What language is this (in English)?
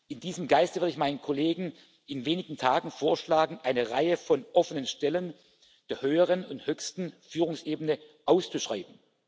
German